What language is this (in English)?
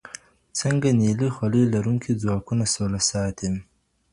Pashto